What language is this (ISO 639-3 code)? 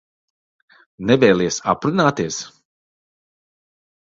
lav